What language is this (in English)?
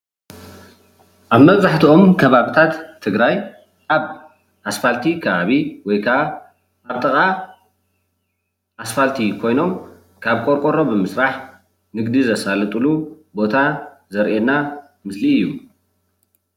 Tigrinya